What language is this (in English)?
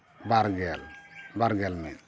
Santali